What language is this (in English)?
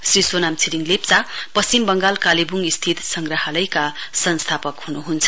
Nepali